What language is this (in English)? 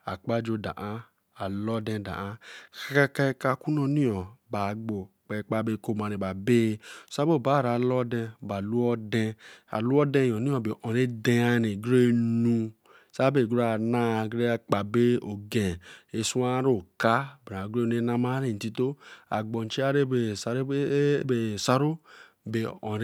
Eleme